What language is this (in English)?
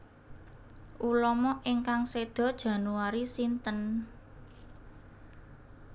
Javanese